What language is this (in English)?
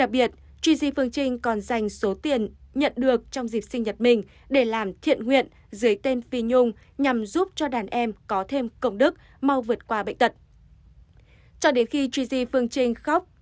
Vietnamese